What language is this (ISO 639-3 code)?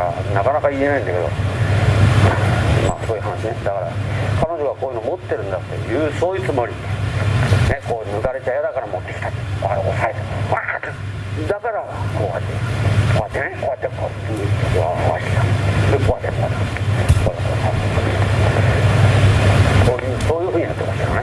jpn